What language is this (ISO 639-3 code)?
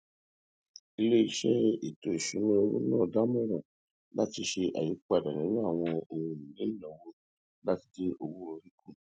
yor